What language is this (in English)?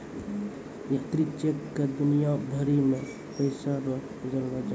Maithili